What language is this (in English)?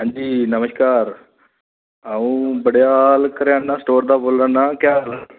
Dogri